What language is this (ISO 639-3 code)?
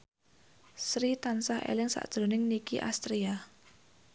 jav